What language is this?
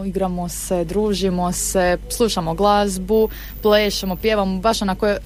Croatian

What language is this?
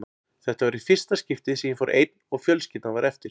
Icelandic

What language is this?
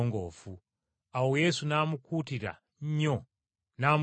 Ganda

